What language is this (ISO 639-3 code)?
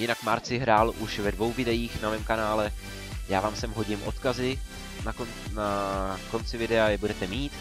ces